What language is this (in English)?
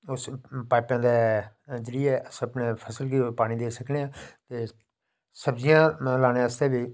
Dogri